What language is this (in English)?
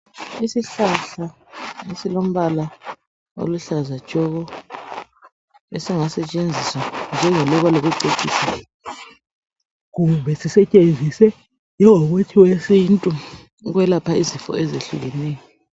North Ndebele